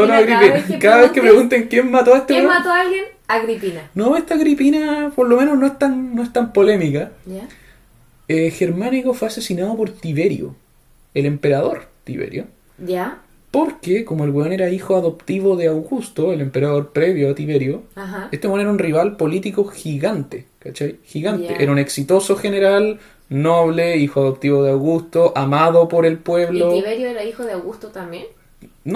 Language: Spanish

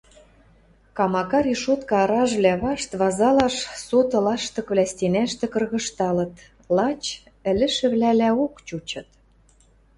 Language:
Western Mari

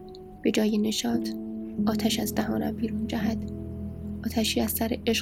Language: Persian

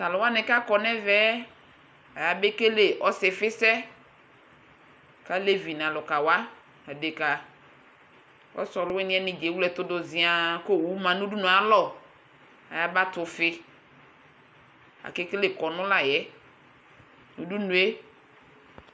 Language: Ikposo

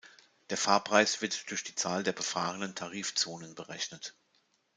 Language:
German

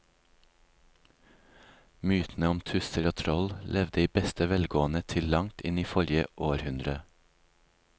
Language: Norwegian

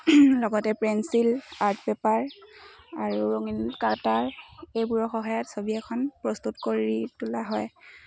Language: Assamese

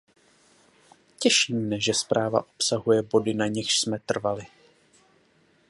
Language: Czech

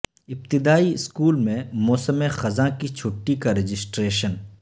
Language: Urdu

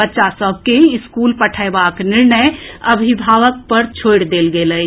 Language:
Maithili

